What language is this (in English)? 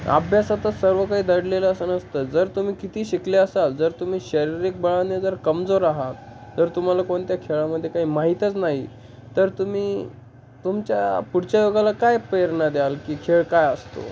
Marathi